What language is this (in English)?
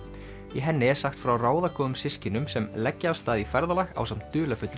Icelandic